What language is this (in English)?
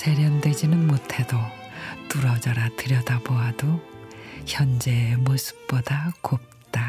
Korean